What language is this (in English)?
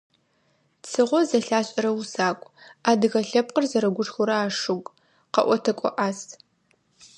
Adyghe